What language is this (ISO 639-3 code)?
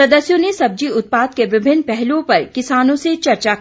hin